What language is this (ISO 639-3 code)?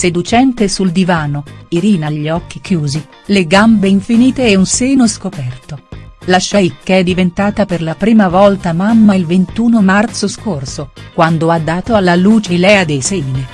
ita